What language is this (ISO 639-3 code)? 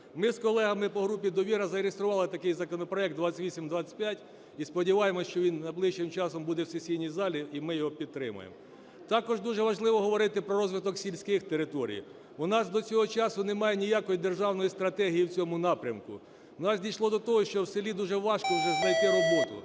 ukr